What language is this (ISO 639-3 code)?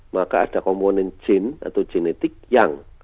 ind